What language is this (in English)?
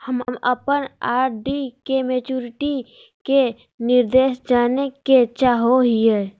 Magahi